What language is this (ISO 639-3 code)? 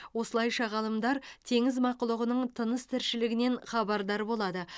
kaz